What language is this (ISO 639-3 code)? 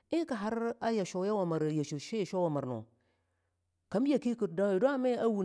lnu